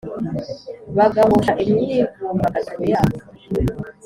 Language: Kinyarwanda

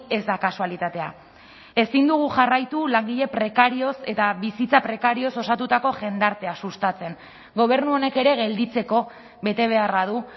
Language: Basque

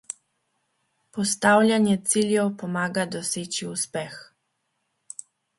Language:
Slovenian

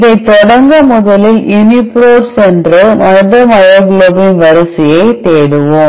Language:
Tamil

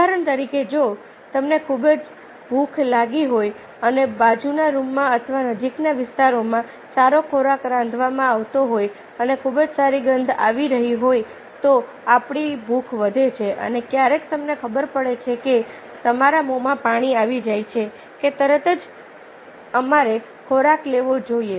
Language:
Gujarati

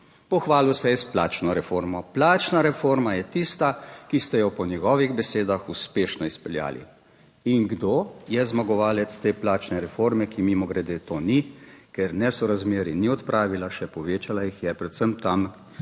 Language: Slovenian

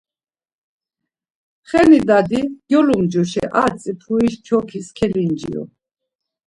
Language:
Laz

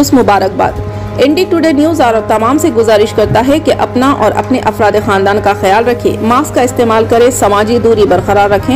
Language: Hindi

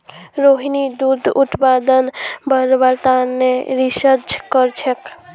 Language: Magahi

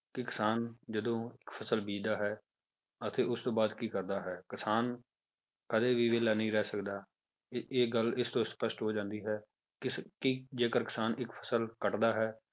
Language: Punjabi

